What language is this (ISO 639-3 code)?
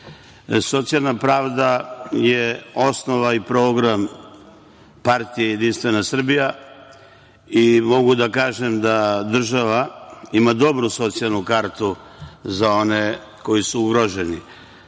srp